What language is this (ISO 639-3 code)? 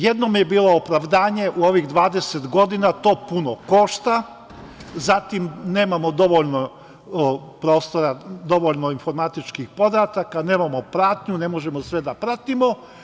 srp